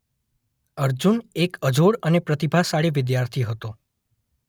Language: Gujarati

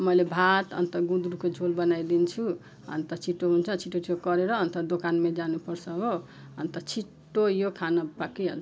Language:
Nepali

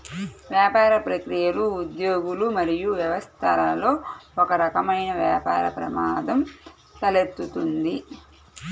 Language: Telugu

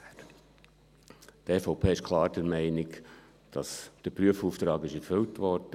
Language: Swiss German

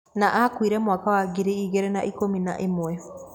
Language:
Kikuyu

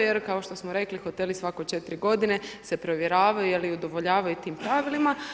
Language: Croatian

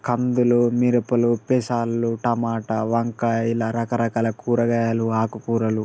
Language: Telugu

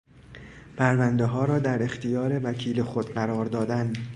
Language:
Persian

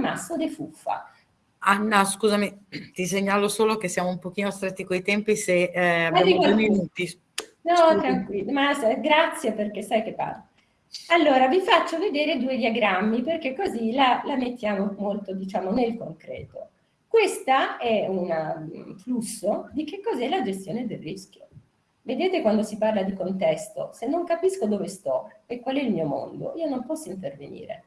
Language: Italian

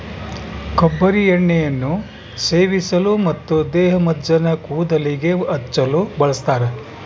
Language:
Kannada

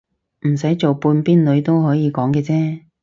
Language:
Cantonese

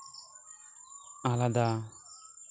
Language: Santali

